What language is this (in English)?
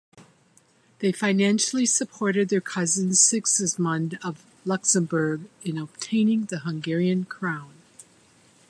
English